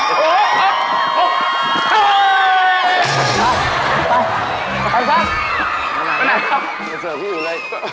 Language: Thai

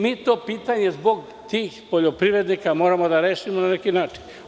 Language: Serbian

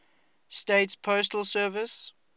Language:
English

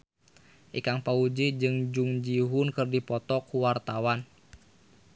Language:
Sundanese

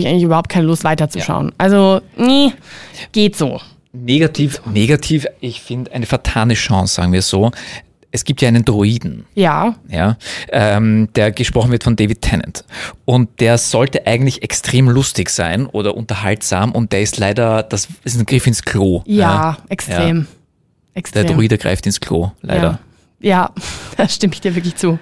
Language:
German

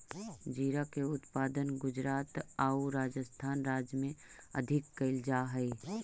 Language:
Magahi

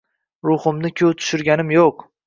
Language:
Uzbek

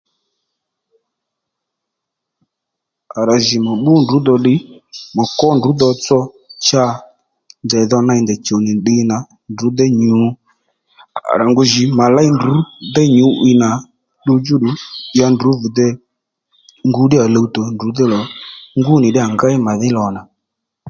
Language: Lendu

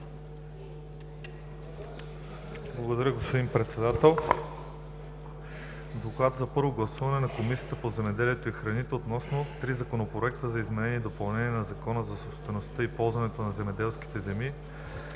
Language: Bulgarian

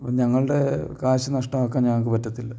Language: Malayalam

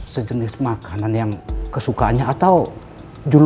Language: Indonesian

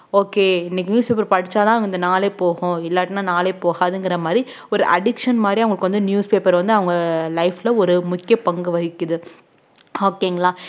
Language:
Tamil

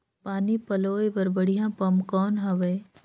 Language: Chhattisgarhi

